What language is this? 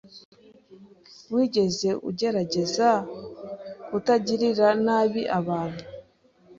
Kinyarwanda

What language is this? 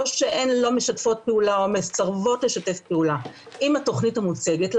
Hebrew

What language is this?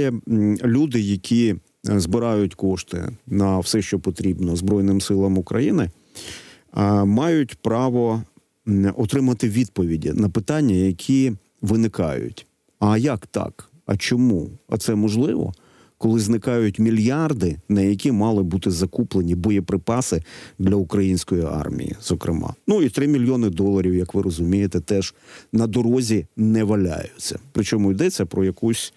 Ukrainian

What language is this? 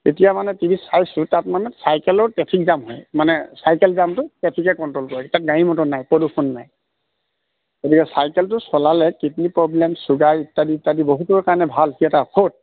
Assamese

